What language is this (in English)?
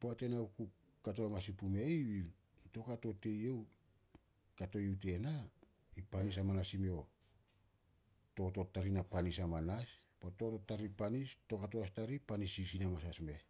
Solos